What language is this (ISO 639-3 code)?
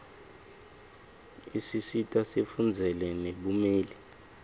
ssw